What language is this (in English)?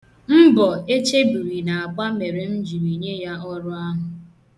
Igbo